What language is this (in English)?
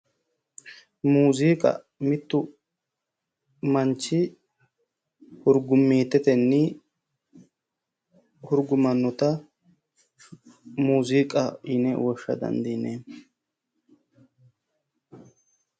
Sidamo